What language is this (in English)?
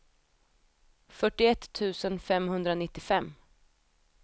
Swedish